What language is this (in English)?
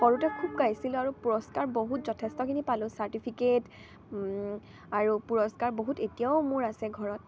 Assamese